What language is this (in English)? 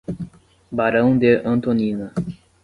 Portuguese